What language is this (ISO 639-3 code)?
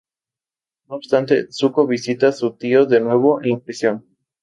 spa